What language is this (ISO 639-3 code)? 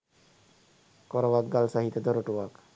sin